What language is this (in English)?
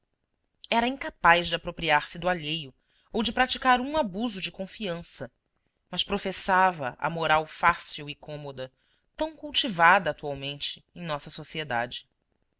Portuguese